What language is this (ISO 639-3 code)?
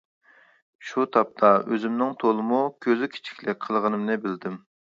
uig